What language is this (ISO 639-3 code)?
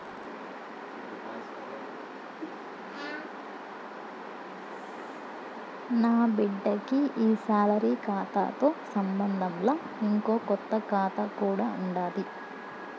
tel